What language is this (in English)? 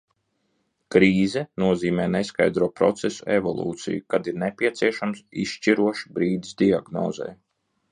Latvian